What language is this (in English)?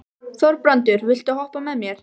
Icelandic